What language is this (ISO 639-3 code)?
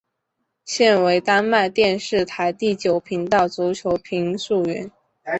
zho